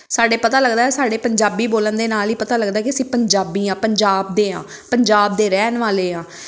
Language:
Punjabi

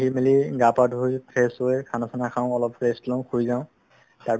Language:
Assamese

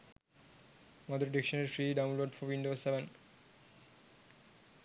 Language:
Sinhala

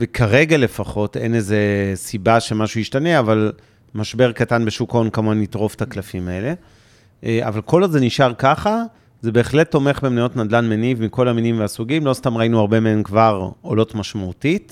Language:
Hebrew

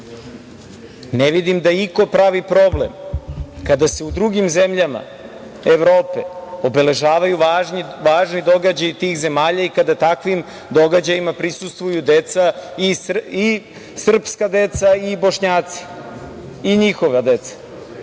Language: Serbian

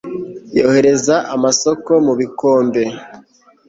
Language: Kinyarwanda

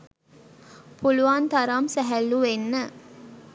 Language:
Sinhala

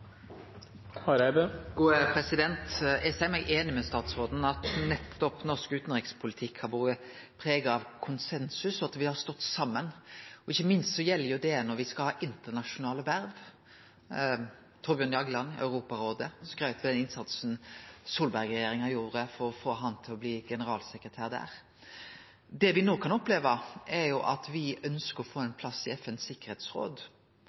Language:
Norwegian Nynorsk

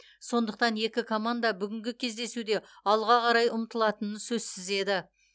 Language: Kazakh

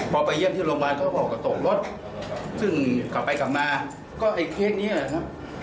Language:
Thai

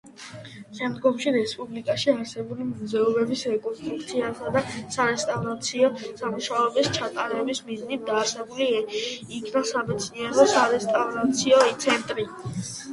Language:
Georgian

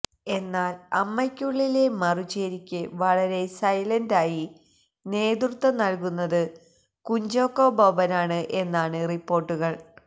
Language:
Malayalam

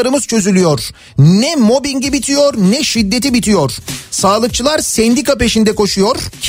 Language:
Turkish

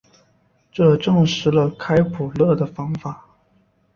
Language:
Chinese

